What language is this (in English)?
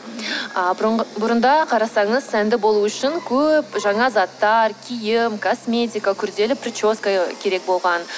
Kazakh